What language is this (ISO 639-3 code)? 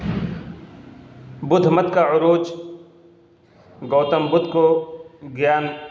urd